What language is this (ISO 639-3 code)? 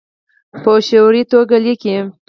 pus